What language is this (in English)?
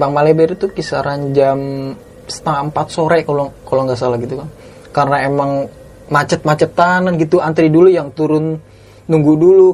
Indonesian